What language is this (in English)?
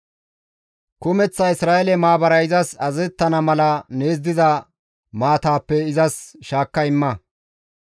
Gamo